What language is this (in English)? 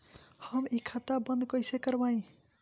Bhojpuri